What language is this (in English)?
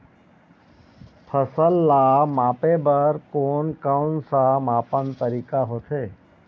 Chhattisgarhi